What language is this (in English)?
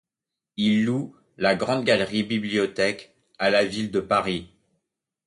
French